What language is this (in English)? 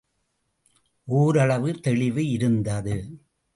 Tamil